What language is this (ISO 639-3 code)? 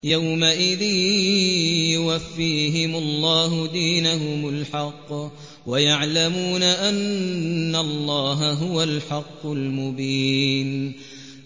ara